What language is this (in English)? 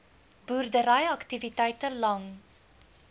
Afrikaans